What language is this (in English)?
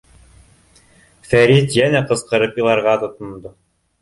Bashkir